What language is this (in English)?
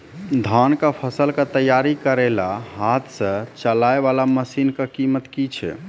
Maithili